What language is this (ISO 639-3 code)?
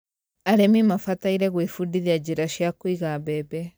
kik